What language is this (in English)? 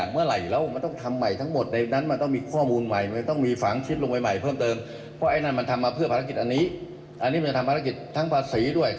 Thai